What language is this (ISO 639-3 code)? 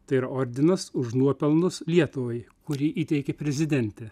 lit